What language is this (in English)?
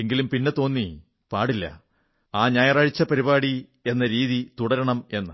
Malayalam